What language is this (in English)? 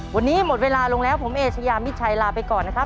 Thai